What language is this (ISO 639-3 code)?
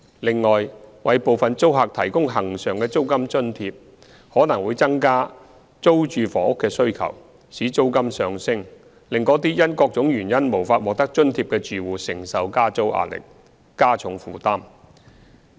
yue